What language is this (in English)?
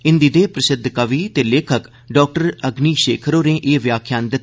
Dogri